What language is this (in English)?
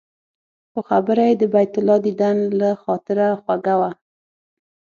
Pashto